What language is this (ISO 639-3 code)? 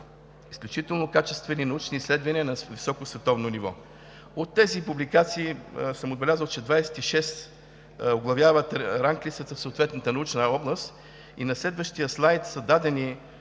bul